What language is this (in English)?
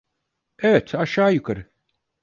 Turkish